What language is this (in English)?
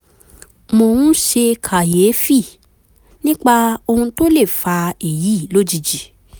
Yoruba